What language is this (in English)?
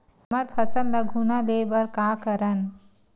Chhattisgarhi